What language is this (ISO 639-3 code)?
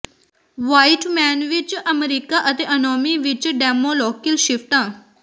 pan